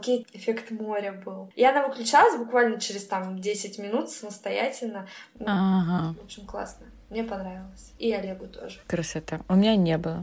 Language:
Russian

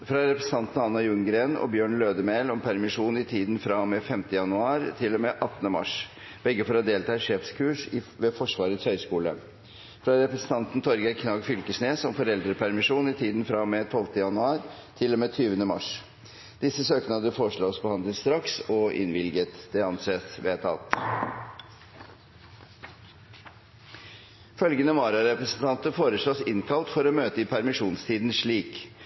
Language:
Norwegian Bokmål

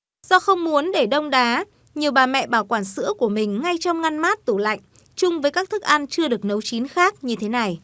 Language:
Vietnamese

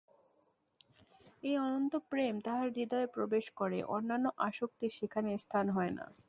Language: Bangla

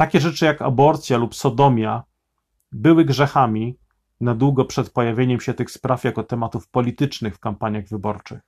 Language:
Polish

